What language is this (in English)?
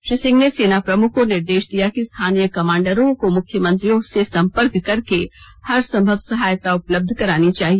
Hindi